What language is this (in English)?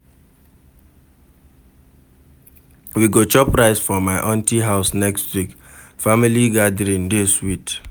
Nigerian Pidgin